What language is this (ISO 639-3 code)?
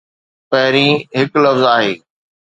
snd